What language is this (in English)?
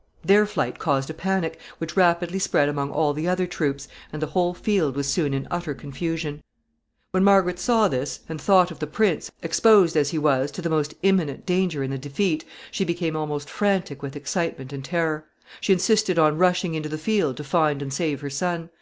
English